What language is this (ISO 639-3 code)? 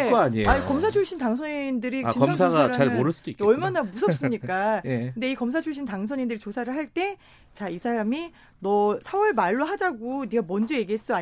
kor